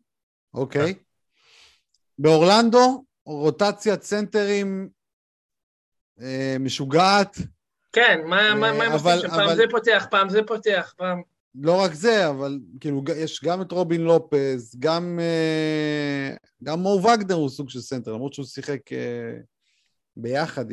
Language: Hebrew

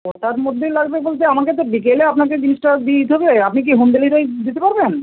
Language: Bangla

